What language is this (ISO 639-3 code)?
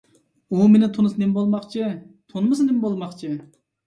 uig